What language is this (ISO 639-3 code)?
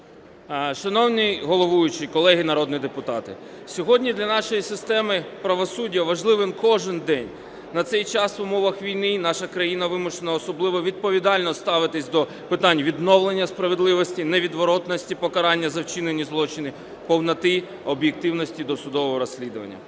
ukr